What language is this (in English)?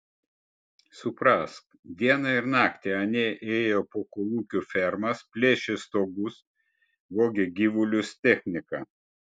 Lithuanian